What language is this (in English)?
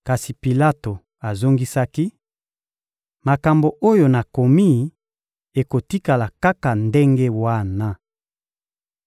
Lingala